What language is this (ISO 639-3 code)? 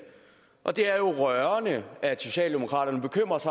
dan